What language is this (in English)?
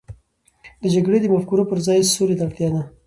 Pashto